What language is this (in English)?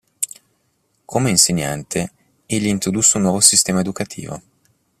Italian